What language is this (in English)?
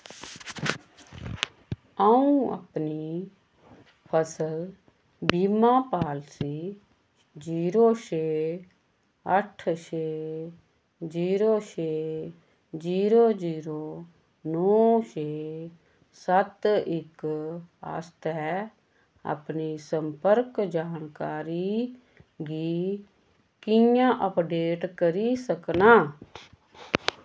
Dogri